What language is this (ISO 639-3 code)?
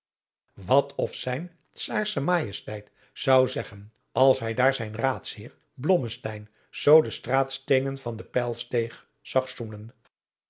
nld